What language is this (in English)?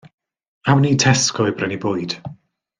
Welsh